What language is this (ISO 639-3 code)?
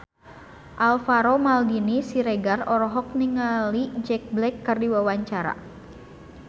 sun